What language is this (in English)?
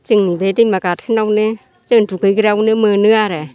Bodo